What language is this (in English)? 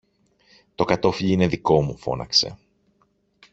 Greek